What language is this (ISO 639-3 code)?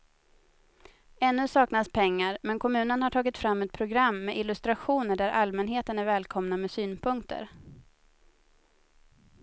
swe